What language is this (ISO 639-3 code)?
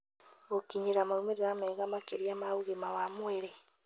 kik